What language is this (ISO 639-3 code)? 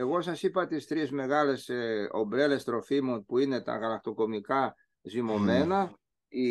ell